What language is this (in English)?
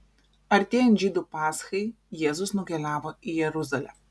Lithuanian